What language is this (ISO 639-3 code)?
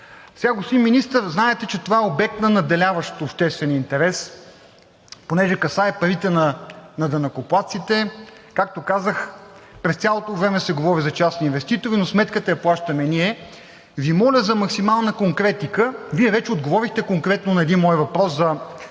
bul